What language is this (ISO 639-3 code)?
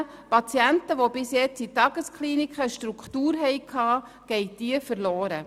gsw